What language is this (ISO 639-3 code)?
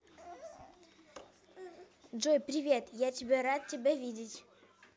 rus